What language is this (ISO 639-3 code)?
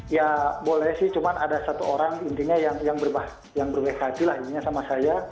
ind